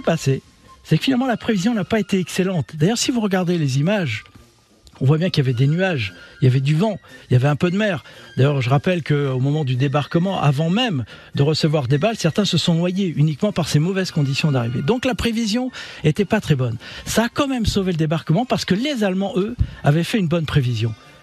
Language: French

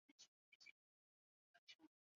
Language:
Chinese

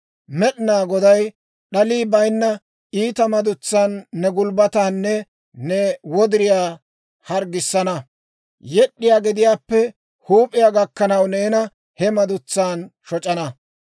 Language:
Dawro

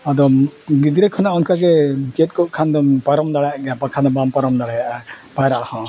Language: Santali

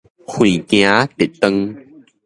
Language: Min Nan Chinese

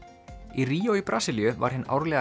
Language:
Icelandic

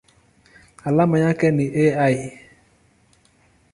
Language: Swahili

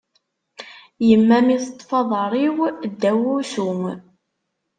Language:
Kabyle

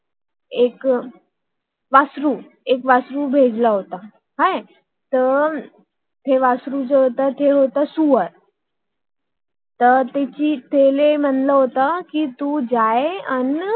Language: Marathi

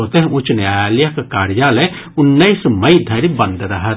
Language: Maithili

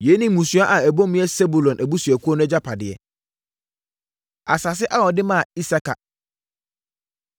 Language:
Akan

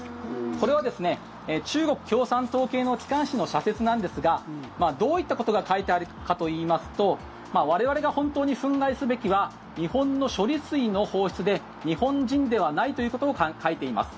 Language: Japanese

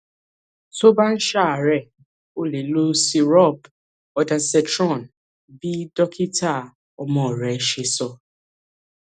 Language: Yoruba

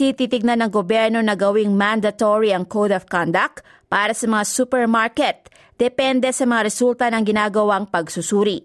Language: Filipino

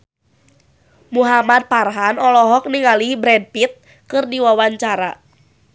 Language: Sundanese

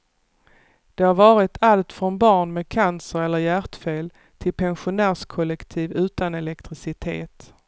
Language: Swedish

